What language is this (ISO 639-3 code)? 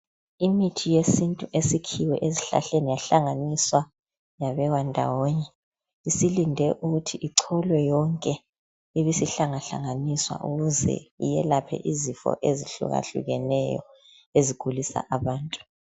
nde